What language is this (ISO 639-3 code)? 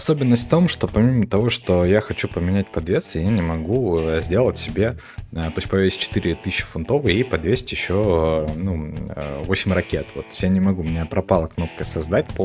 rus